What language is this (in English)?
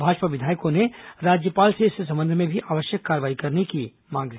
Hindi